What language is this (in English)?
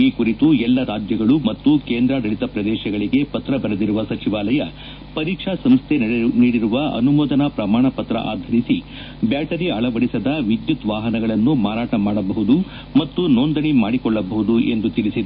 Kannada